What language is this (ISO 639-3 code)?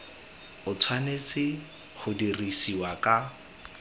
tsn